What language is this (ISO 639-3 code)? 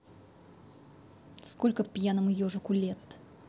rus